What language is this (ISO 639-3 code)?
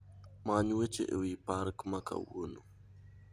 luo